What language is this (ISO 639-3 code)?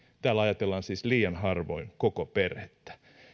fin